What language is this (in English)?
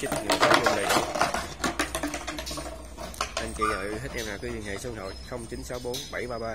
Vietnamese